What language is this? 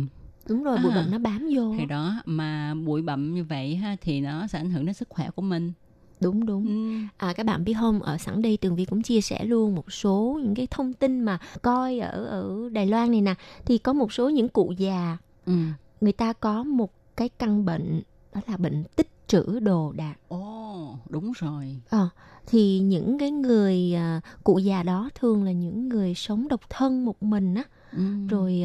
Vietnamese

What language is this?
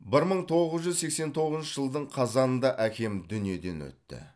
Kazakh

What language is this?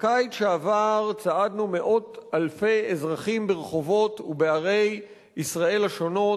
Hebrew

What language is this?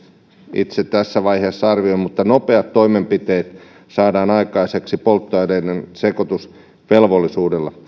Finnish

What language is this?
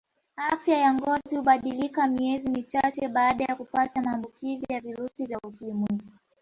Swahili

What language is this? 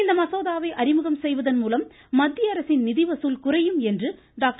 Tamil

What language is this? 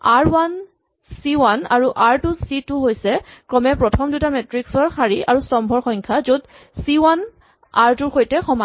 Assamese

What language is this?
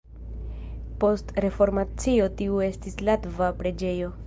Esperanto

